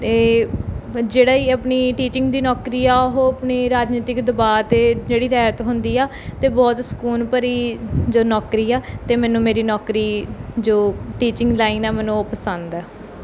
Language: Punjabi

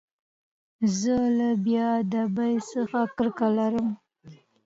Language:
Pashto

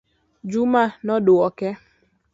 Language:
Luo (Kenya and Tanzania)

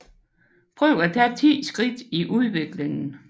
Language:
Danish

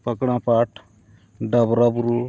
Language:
Santali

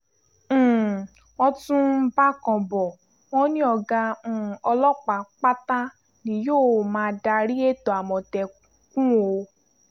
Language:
Yoruba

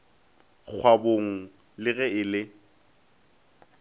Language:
Northern Sotho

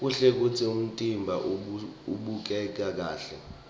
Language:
Swati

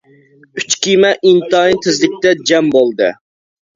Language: Uyghur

